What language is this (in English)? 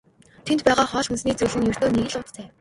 Mongolian